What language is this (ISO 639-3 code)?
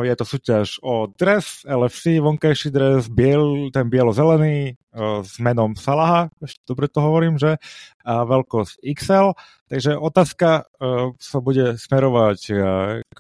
slk